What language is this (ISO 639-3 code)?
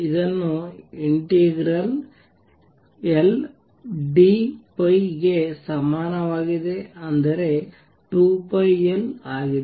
kan